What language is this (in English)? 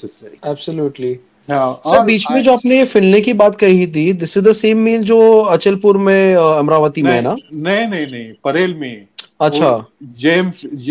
Hindi